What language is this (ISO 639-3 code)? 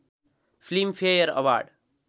nep